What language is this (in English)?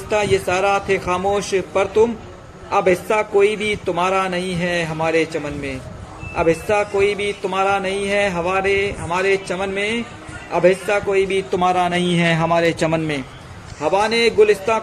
Hindi